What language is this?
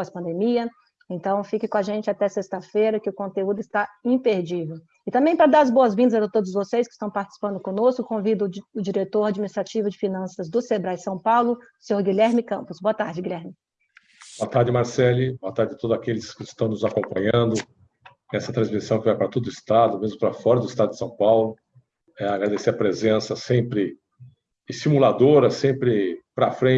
Portuguese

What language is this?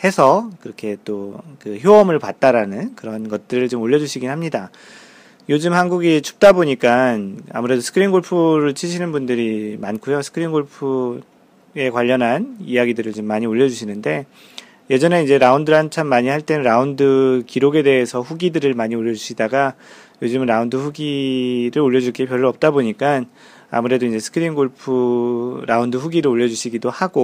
Korean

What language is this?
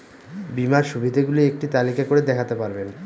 Bangla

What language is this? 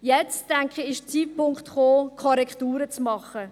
Swiss German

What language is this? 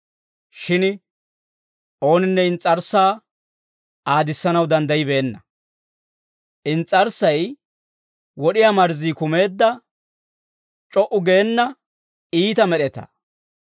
Dawro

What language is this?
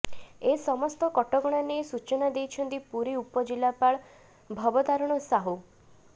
Odia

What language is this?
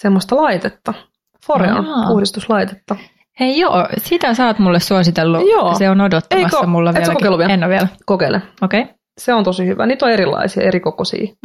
Finnish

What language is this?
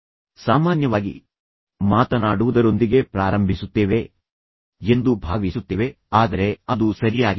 Kannada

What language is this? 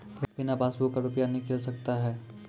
Maithili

